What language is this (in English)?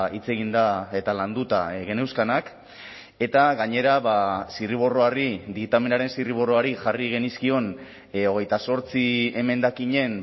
Basque